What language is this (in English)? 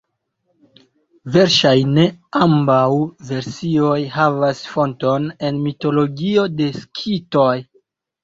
Esperanto